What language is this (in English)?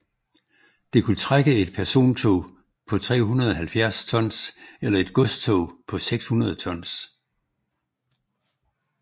Danish